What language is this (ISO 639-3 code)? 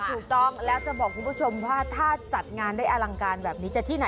tha